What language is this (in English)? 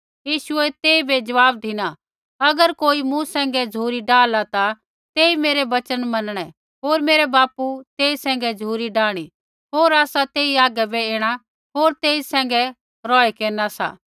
Kullu Pahari